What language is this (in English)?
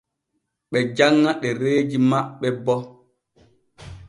Borgu Fulfulde